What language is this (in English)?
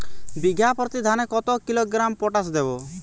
Bangla